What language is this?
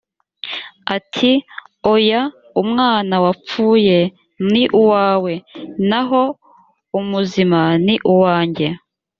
Kinyarwanda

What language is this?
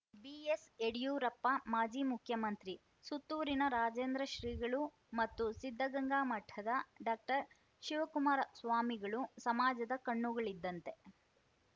Kannada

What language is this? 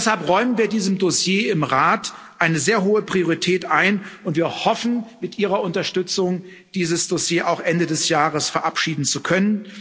German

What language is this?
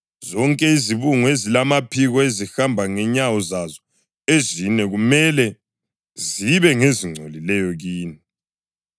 North Ndebele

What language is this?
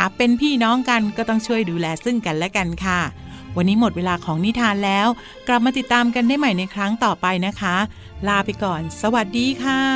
Thai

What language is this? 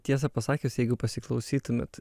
Lithuanian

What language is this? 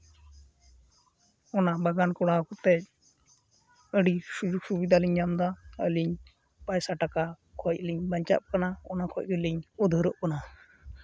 Santali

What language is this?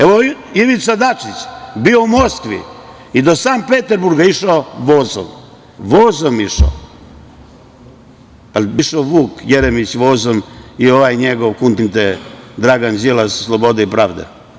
Serbian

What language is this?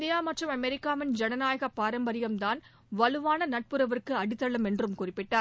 Tamil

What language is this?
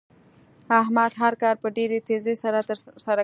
Pashto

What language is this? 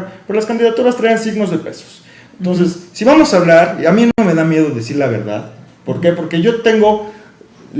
Spanish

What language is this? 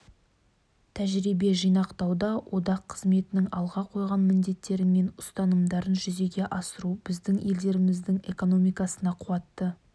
Kazakh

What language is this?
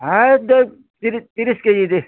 Odia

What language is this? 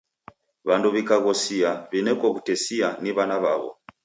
Taita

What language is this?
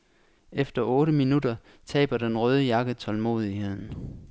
Danish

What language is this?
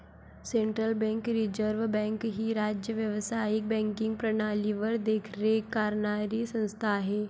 Marathi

